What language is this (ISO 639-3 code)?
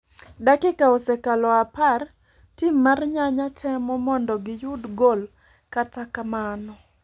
luo